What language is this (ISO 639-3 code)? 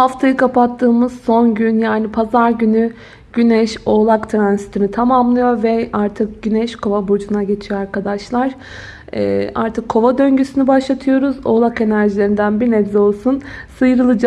tur